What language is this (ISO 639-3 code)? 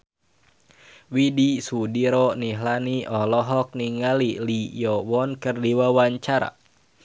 sun